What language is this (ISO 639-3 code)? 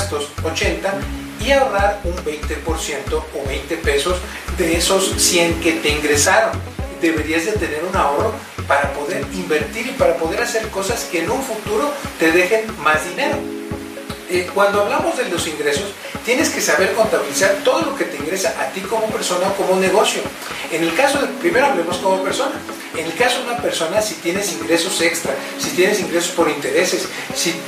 spa